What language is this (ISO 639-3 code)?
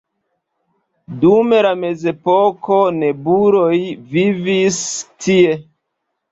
epo